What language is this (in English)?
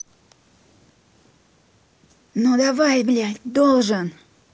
Russian